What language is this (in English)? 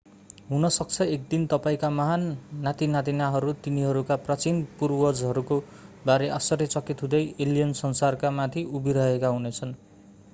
Nepali